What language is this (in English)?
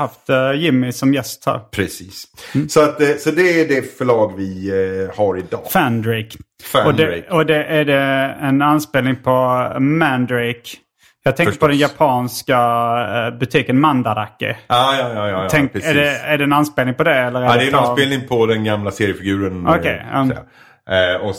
Swedish